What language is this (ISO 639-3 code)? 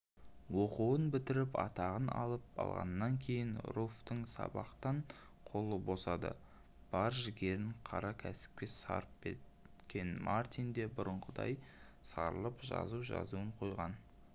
kaz